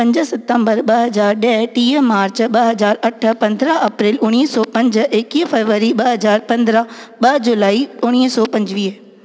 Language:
Sindhi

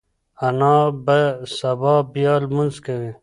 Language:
Pashto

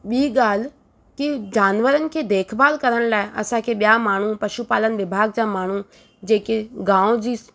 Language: Sindhi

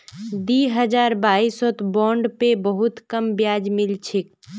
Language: Magahi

